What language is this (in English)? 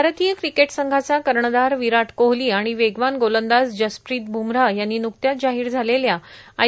Marathi